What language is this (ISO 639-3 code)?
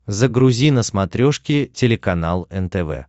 rus